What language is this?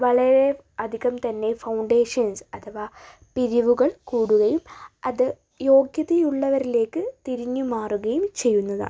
Malayalam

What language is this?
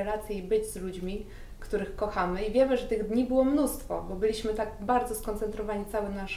Polish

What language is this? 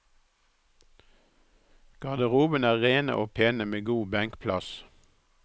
Norwegian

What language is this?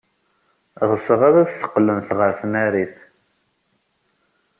Kabyle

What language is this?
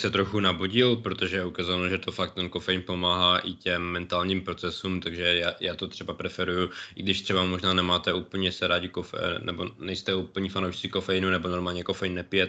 Czech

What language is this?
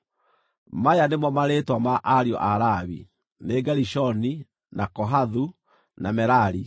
Kikuyu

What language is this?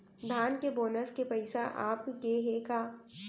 Chhattisgarhi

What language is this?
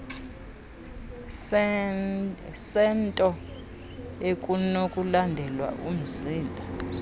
Xhosa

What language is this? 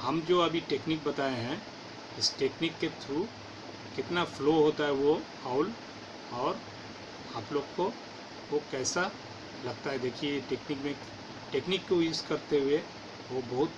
Hindi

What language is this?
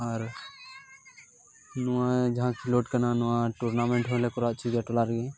Santali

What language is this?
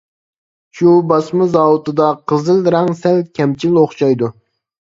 Uyghur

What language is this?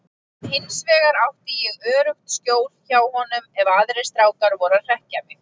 Icelandic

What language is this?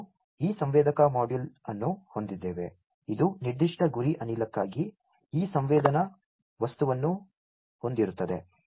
Kannada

